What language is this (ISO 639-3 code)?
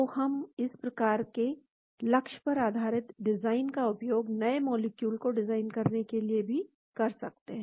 hin